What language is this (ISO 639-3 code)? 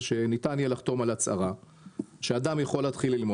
heb